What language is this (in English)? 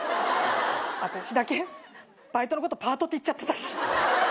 Japanese